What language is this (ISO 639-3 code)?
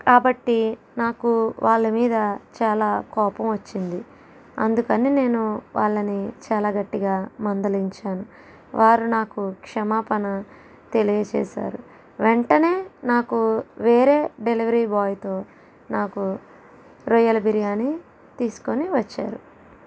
tel